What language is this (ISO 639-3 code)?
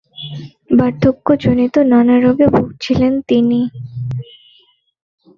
ben